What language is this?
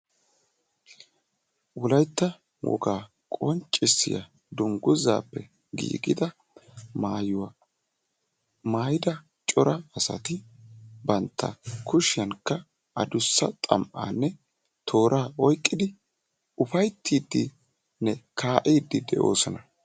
Wolaytta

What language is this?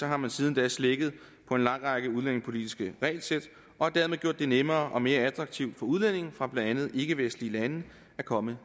Danish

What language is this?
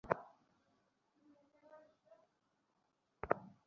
Bangla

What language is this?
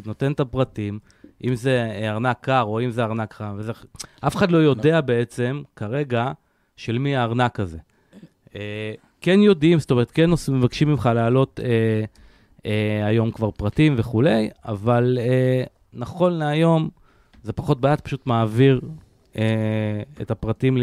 Hebrew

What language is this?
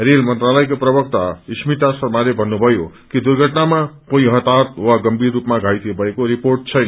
Nepali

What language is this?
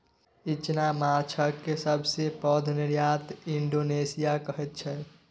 Maithili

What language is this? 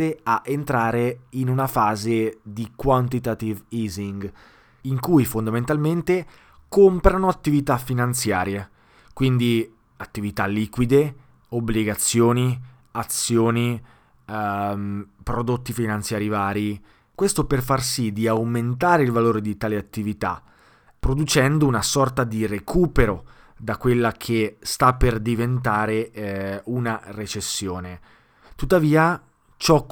Italian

